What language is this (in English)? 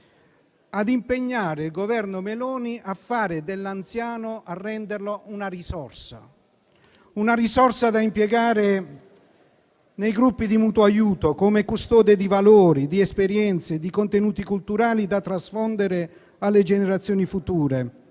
Italian